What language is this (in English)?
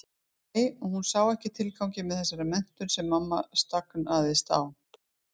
Icelandic